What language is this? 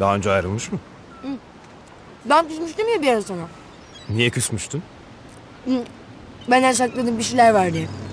Turkish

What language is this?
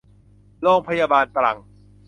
Thai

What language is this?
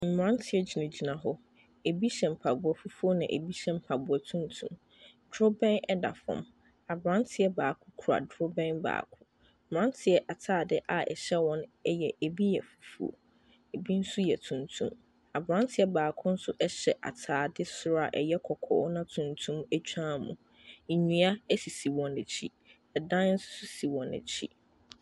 Akan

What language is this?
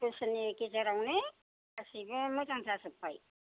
Bodo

